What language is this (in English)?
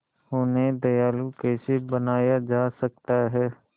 Hindi